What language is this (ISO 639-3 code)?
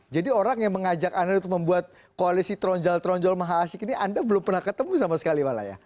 ind